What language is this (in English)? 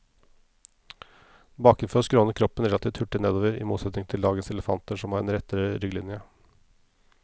Norwegian